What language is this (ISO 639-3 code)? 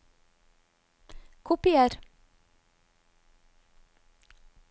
nor